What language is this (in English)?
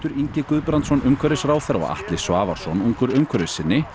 Icelandic